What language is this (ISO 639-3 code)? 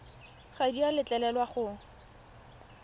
tsn